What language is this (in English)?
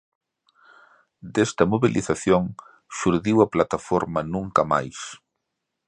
Galician